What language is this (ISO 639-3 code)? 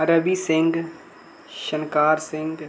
doi